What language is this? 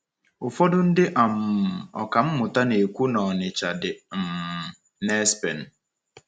Igbo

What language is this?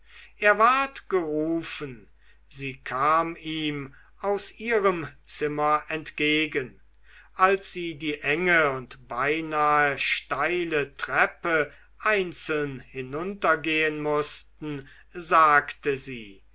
German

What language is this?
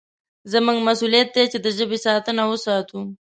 Pashto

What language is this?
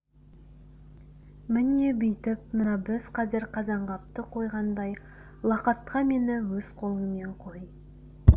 Kazakh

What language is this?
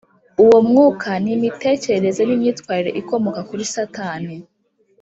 Kinyarwanda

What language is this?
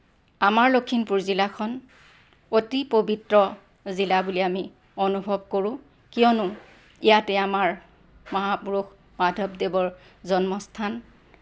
Assamese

